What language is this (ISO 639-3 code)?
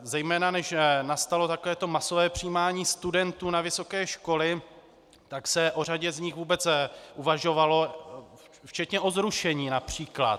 ces